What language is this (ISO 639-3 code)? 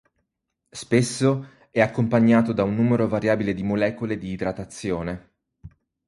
ita